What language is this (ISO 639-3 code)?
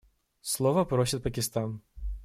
rus